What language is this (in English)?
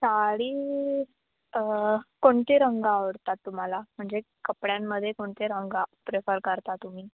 Marathi